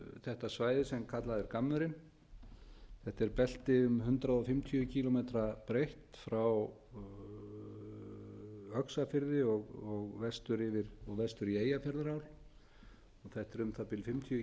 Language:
Icelandic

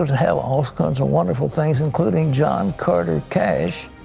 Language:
English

